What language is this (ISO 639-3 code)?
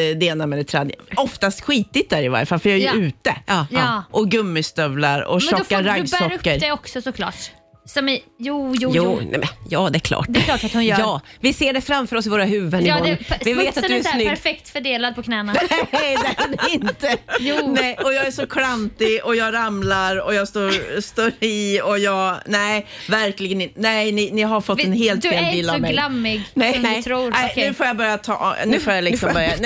swe